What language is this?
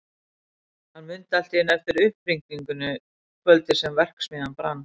Icelandic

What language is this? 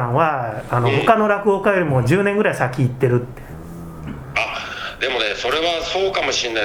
Japanese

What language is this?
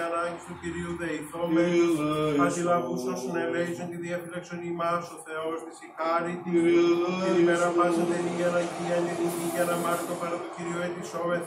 Greek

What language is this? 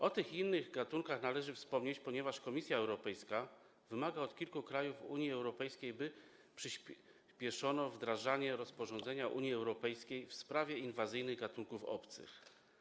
Polish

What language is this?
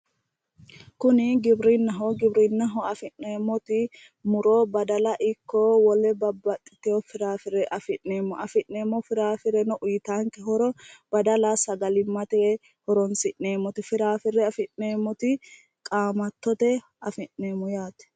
Sidamo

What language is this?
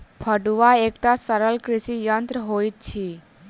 Maithili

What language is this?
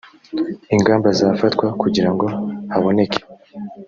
Kinyarwanda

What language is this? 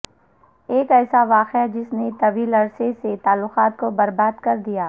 Urdu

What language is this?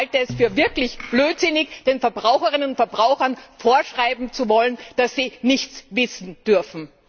German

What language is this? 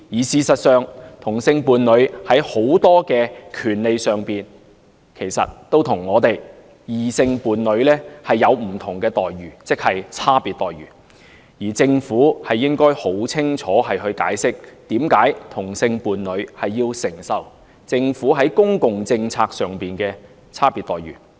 Cantonese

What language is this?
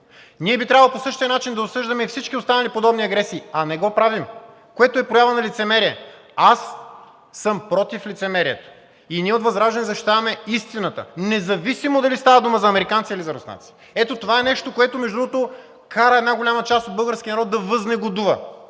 Bulgarian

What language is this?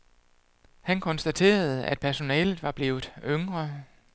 Danish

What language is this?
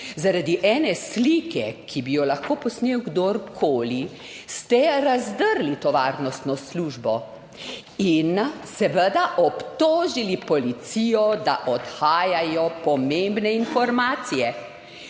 Slovenian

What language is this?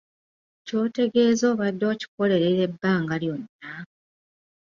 Ganda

